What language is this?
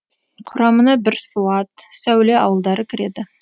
Kazakh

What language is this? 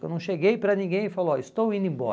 Portuguese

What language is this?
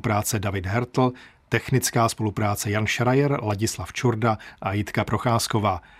Czech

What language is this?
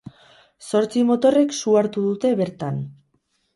Basque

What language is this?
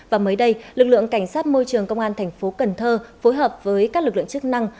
Vietnamese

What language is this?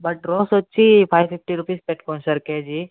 Telugu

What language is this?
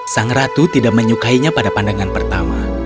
Indonesian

